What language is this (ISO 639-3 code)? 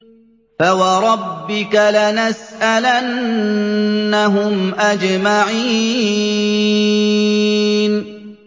ara